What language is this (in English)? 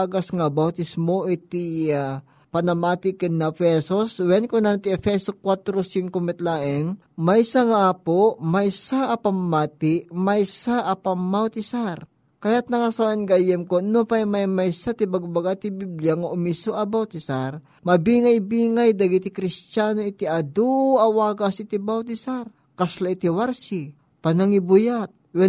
Filipino